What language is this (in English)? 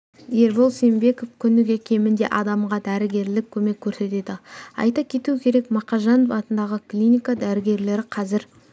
Kazakh